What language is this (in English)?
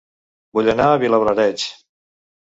Catalan